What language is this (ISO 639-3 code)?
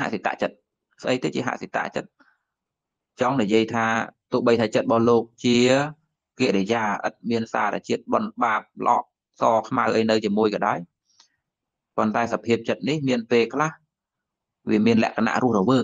vie